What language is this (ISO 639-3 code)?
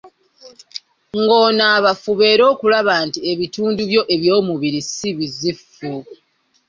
lug